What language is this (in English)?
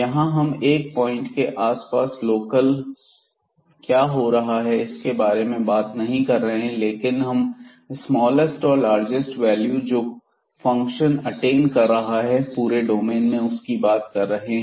Hindi